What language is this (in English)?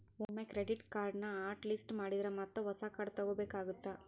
Kannada